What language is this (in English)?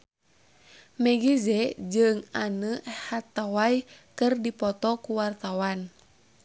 Sundanese